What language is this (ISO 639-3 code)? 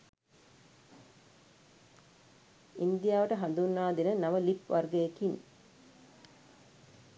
sin